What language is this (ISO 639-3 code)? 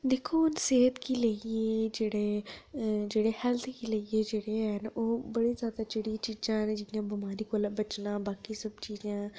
doi